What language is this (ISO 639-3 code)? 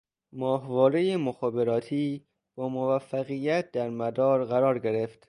fas